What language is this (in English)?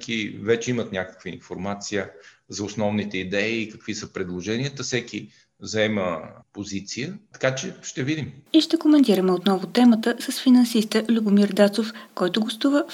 Bulgarian